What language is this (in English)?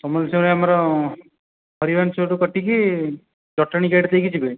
Odia